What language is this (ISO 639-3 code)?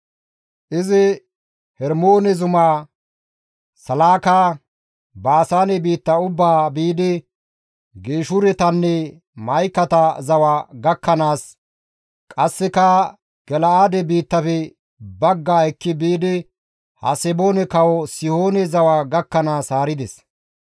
gmv